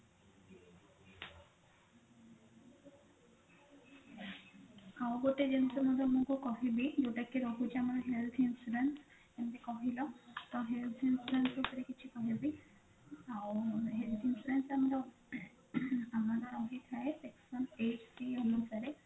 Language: Odia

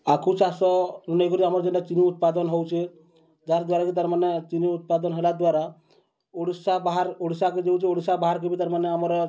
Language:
Odia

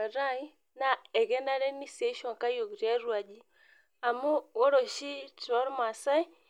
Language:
Masai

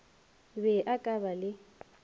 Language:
Northern Sotho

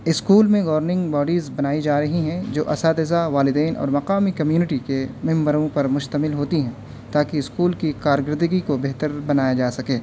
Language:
Urdu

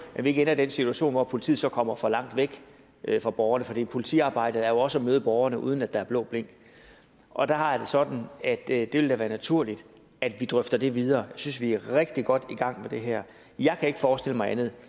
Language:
Danish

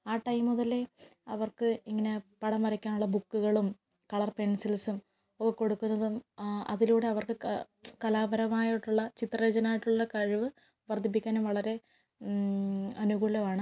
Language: Malayalam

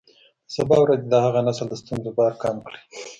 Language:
Pashto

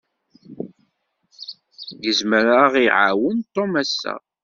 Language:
Kabyle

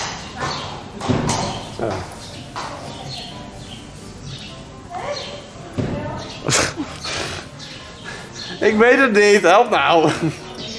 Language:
Dutch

